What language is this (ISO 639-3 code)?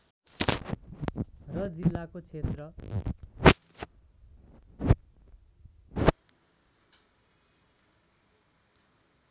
nep